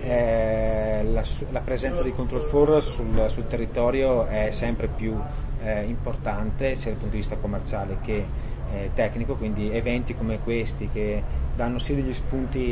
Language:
Italian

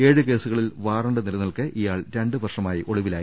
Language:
Malayalam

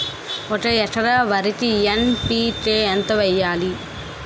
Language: Telugu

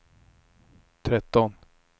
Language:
Swedish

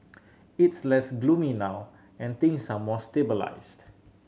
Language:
English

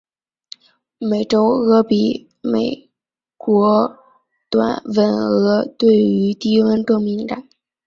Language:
Chinese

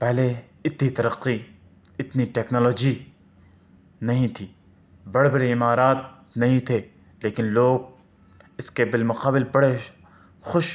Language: Urdu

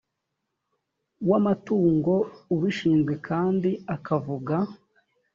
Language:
Kinyarwanda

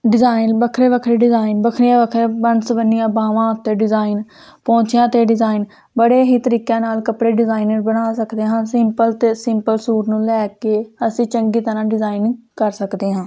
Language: Punjabi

